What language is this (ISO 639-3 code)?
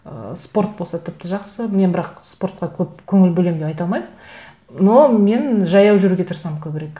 kaz